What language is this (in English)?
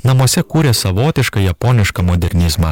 Lithuanian